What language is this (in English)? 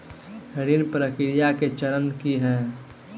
Maithili